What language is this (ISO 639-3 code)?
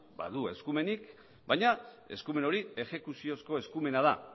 eus